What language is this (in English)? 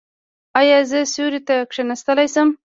Pashto